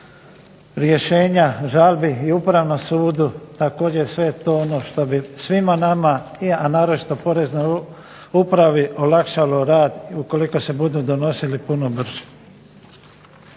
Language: Croatian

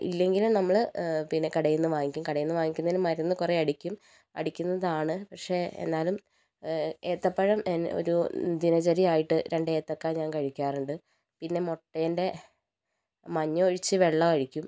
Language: Malayalam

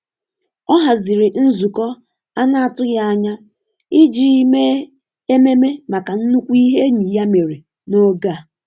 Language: Igbo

